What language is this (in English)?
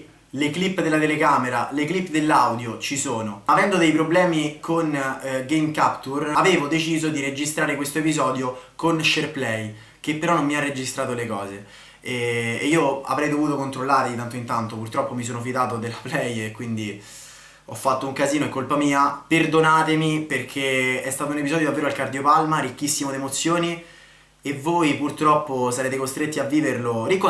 Italian